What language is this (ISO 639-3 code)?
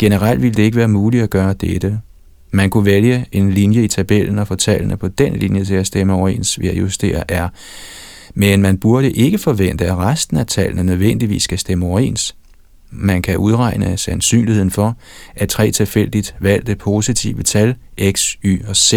dan